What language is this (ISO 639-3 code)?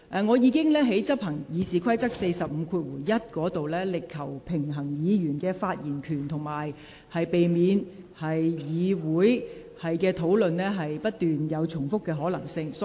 yue